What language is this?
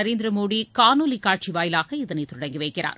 Tamil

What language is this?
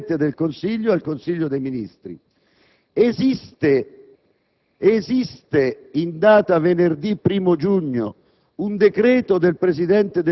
Italian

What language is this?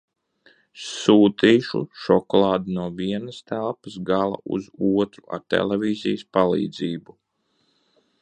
Latvian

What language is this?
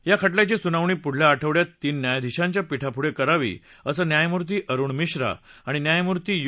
Marathi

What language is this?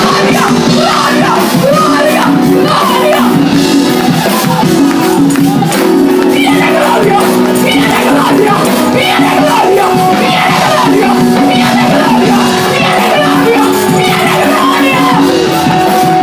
Bulgarian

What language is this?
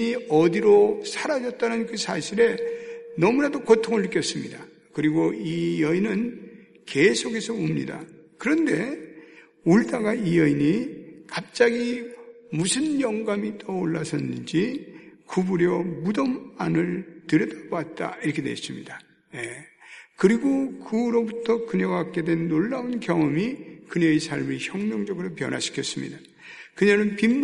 Korean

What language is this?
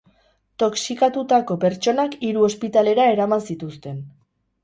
Basque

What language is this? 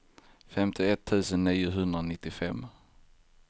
Swedish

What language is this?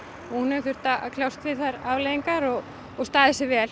Icelandic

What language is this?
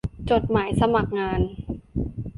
Thai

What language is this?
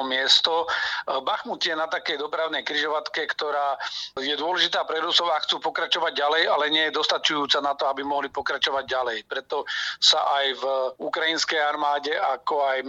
Slovak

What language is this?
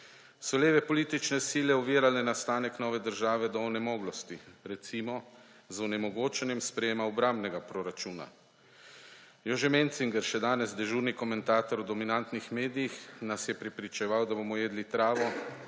Slovenian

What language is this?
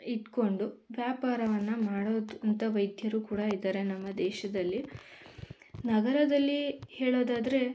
Kannada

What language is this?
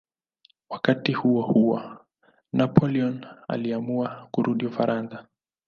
Swahili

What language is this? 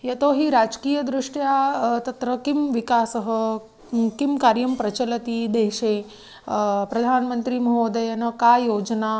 Sanskrit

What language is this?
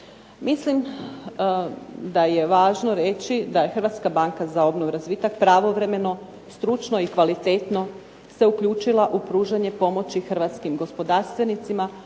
Croatian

